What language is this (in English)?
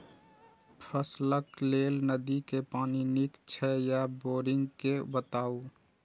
Maithili